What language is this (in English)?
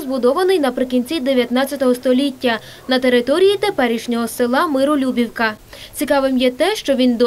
Ukrainian